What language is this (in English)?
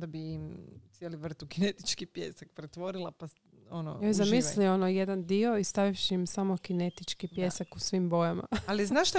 Croatian